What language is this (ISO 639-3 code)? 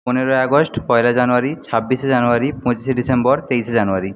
ben